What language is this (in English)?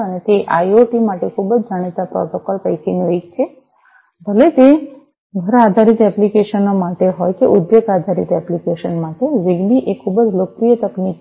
Gujarati